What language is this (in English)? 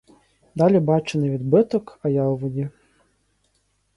Ukrainian